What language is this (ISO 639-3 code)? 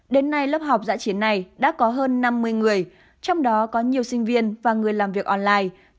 vie